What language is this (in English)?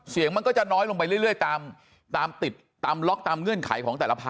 Thai